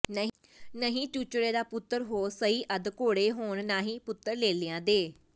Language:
Punjabi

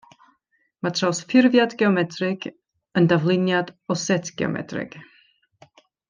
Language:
Welsh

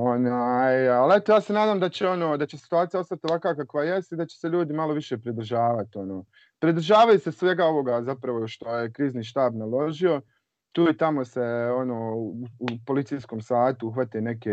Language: Croatian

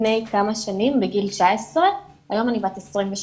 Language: Hebrew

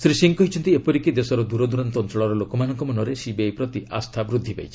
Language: Odia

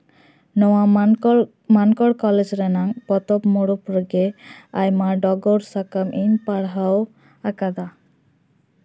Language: Santali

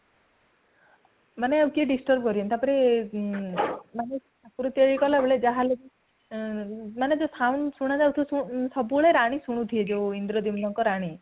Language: Odia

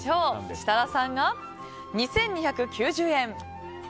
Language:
Japanese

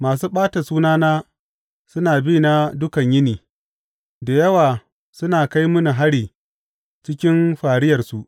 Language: Hausa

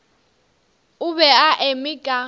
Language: Northern Sotho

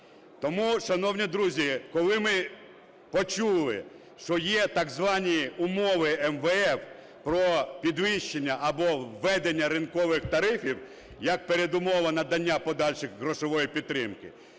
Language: Ukrainian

